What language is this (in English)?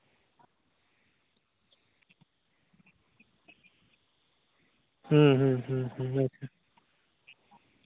Santali